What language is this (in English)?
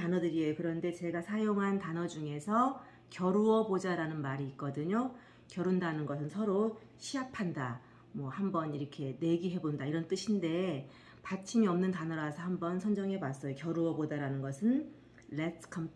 Korean